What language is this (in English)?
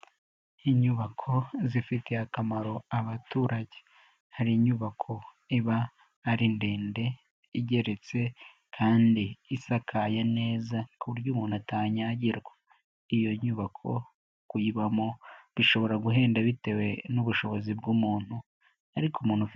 Kinyarwanda